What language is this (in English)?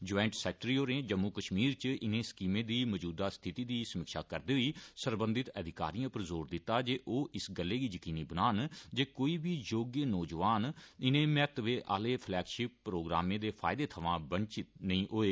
Dogri